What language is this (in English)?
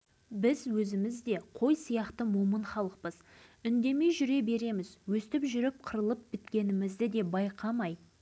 Kazakh